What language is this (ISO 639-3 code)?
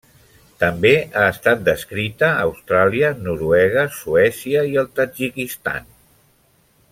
cat